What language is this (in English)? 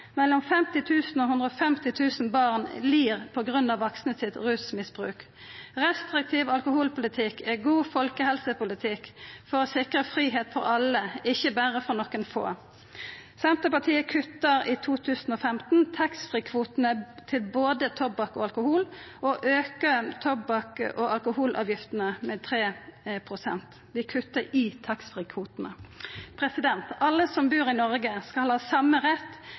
Norwegian Nynorsk